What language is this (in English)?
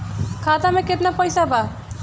Bhojpuri